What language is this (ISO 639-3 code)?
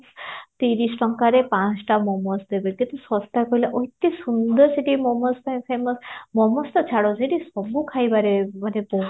ori